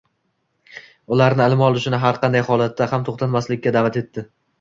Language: Uzbek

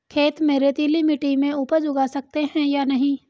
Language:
Hindi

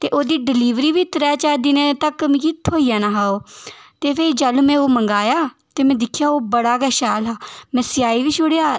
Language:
Dogri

